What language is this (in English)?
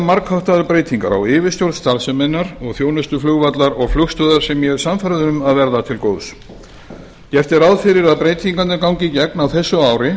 Icelandic